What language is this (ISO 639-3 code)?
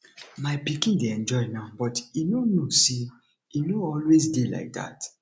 pcm